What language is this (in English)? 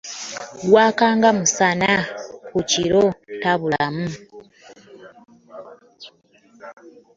Ganda